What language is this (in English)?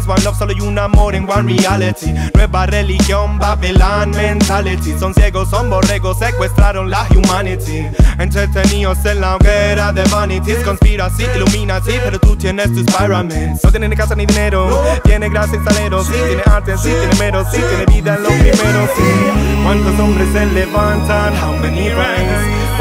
Italian